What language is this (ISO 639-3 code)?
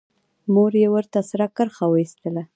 pus